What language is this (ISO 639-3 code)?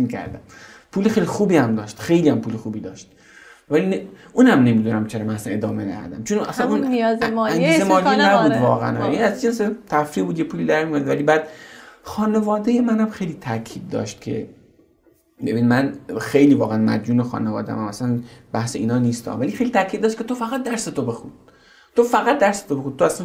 fas